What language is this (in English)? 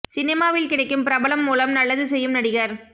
Tamil